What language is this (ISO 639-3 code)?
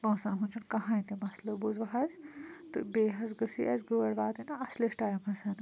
kas